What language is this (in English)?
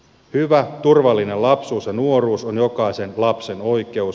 Finnish